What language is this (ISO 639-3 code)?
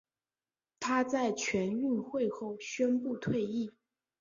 zho